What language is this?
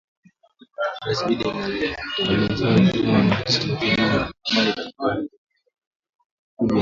Swahili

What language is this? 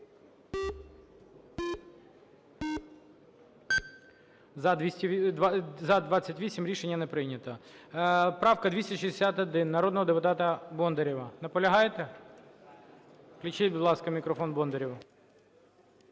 Ukrainian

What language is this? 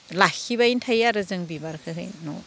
Bodo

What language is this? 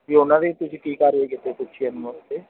Punjabi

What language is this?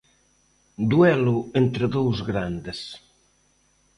Galician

